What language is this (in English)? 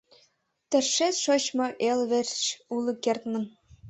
Mari